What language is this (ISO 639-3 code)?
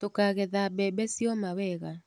kik